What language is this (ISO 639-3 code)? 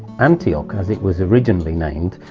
eng